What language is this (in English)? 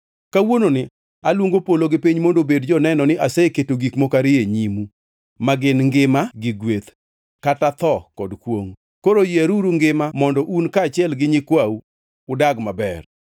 Luo (Kenya and Tanzania)